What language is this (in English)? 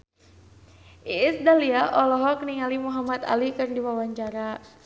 Sundanese